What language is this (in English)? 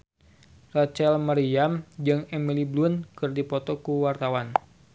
Sundanese